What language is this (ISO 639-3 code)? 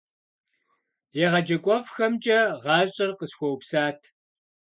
kbd